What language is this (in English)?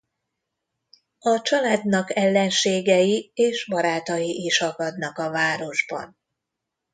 Hungarian